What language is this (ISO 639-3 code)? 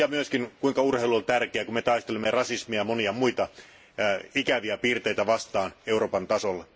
fin